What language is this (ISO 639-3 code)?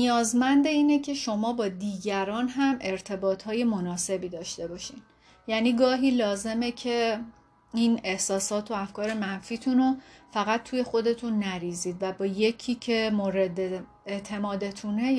fas